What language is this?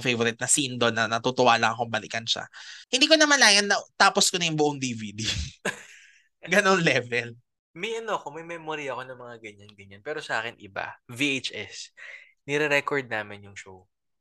Filipino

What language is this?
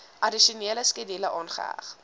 Afrikaans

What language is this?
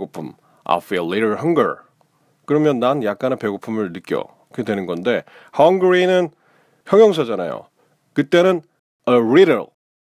Korean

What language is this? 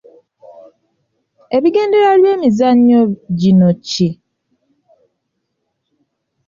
Ganda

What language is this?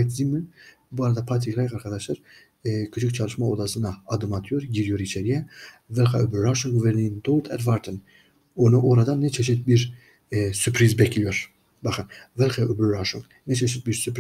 Turkish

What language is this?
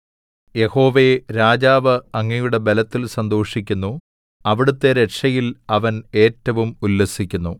Malayalam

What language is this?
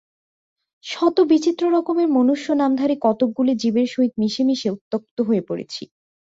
Bangla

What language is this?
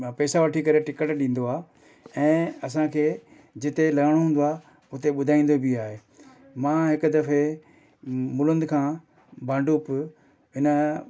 Sindhi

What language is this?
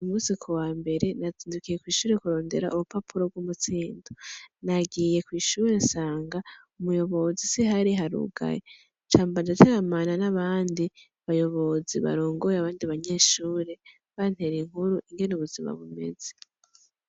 Rundi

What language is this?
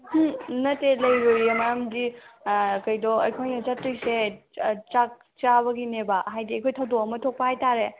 Manipuri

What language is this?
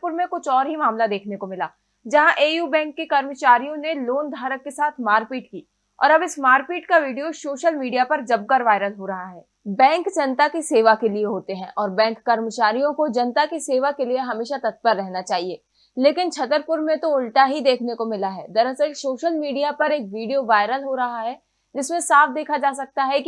Hindi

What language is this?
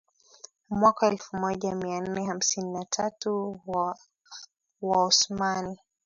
Swahili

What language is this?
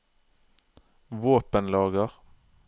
Norwegian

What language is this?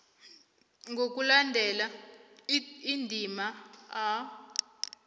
South Ndebele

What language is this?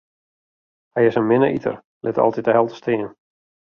Western Frisian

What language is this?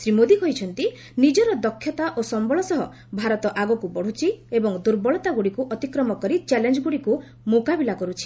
Odia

